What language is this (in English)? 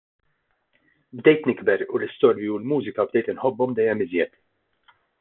Maltese